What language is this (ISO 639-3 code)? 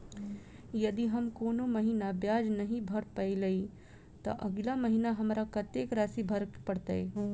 mai